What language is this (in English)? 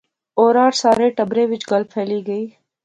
Pahari-Potwari